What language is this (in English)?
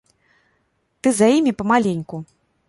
Belarusian